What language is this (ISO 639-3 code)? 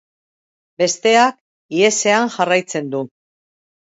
eus